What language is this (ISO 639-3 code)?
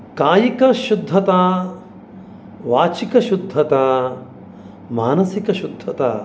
san